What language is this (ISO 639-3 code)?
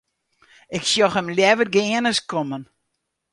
fry